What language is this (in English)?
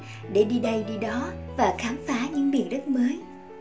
Vietnamese